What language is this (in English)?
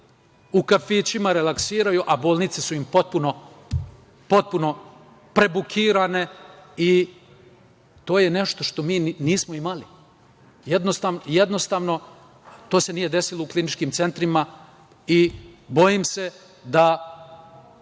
Serbian